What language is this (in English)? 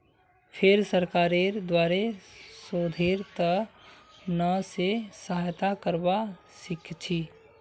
Magahi